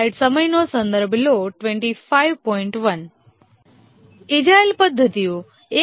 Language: Gujarati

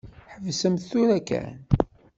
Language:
Kabyle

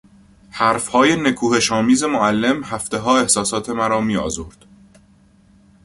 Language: Persian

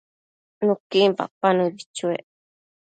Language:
Matsés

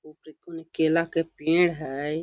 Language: Magahi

